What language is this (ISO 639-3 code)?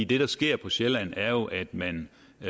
dan